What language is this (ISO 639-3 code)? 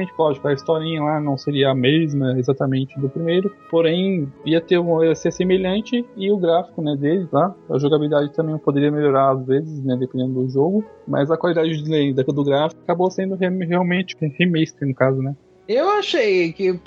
por